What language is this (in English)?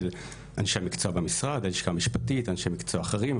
Hebrew